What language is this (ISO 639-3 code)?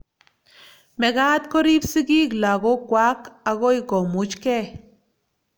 kln